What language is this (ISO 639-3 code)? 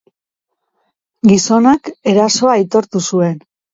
eus